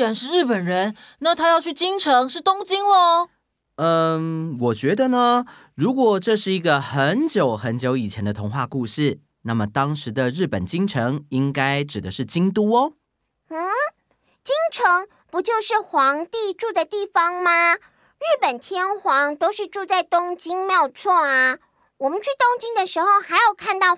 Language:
Chinese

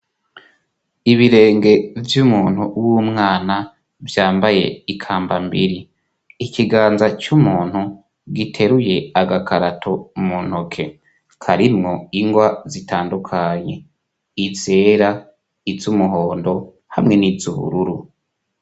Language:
Rundi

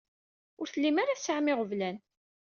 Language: Kabyle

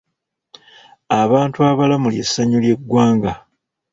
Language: Ganda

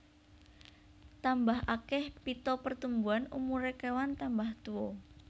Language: Javanese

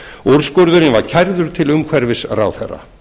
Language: Icelandic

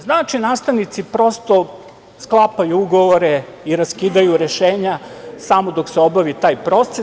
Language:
Serbian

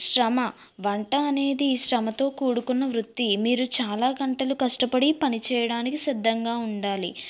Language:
Telugu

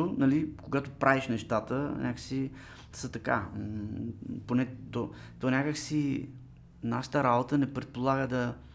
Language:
Bulgarian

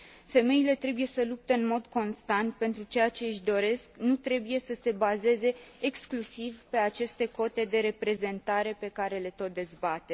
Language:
Romanian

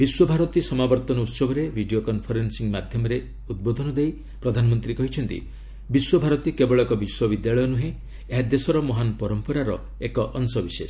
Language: Odia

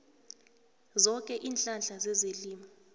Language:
South Ndebele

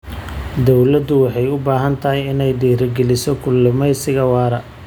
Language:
Somali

